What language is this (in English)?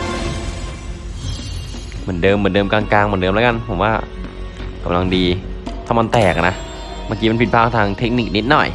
Thai